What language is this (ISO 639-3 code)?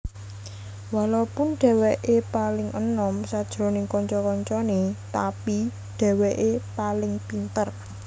jav